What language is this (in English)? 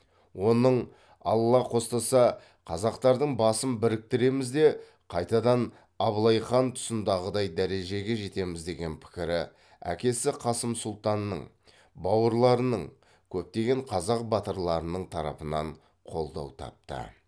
Kazakh